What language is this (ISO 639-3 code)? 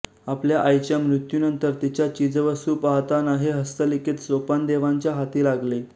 mar